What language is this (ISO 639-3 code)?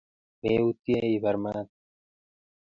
kln